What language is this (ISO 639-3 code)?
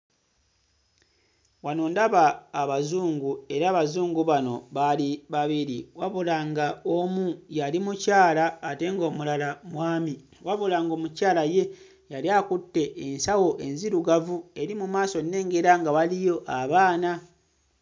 lug